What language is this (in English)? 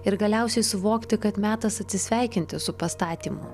Lithuanian